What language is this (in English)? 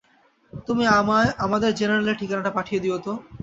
Bangla